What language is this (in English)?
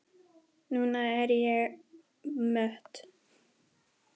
Icelandic